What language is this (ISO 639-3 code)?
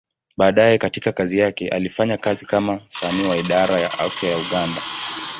swa